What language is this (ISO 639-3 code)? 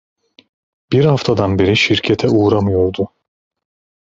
tur